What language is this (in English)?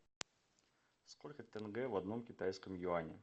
Russian